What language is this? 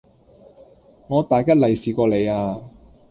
Cantonese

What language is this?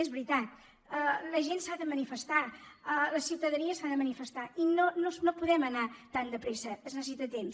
Catalan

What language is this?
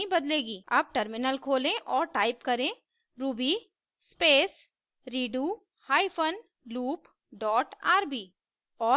Hindi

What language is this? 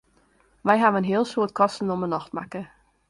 Western Frisian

